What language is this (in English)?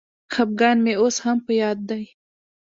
Pashto